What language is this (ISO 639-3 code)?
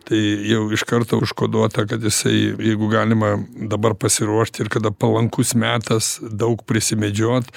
lit